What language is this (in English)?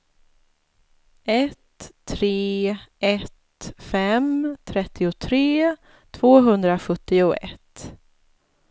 Swedish